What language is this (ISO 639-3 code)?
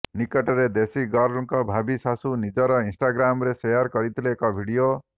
ori